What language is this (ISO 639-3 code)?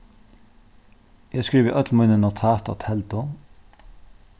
fao